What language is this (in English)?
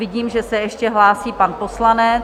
Czech